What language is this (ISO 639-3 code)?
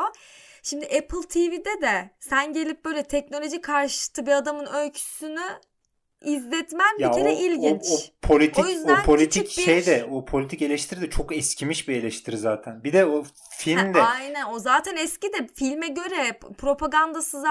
tur